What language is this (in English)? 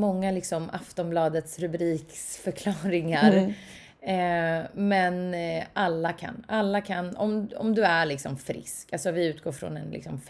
Swedish